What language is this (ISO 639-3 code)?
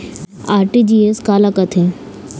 hne